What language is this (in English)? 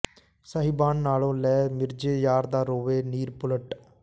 Punjabi